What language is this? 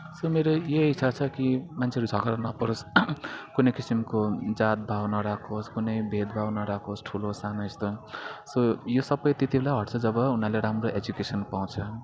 Nepali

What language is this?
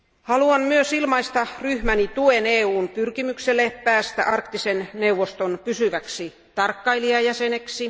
Finnish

